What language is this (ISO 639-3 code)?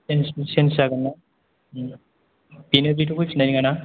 brx